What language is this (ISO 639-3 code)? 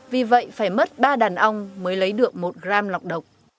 vie